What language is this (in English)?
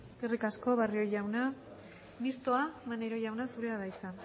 Basque